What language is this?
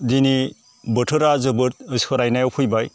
Bodo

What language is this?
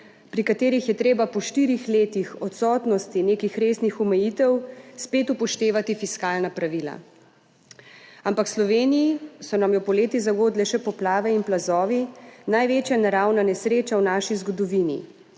Slovenian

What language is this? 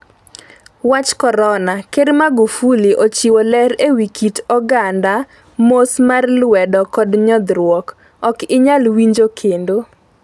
Luo (Kenya and Tanzania)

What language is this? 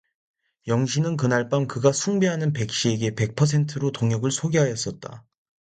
Korean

